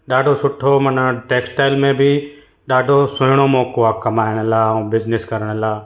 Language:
Sindhi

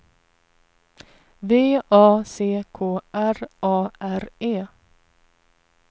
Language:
Swedish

